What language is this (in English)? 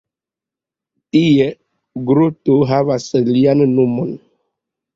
Esperanto